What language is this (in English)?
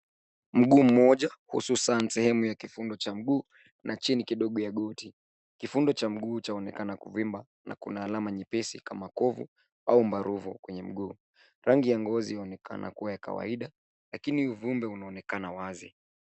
Swahili